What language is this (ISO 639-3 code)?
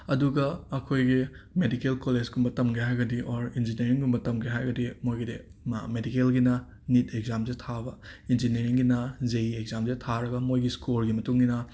mni